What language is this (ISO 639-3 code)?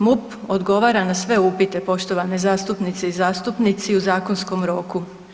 hrv